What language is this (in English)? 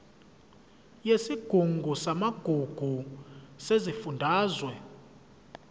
Zulu